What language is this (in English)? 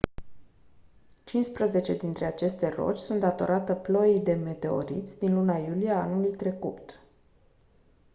Romanian